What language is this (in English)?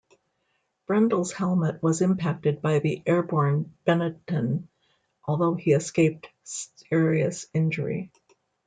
English